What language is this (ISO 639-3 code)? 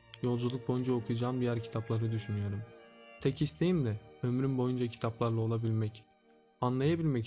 tur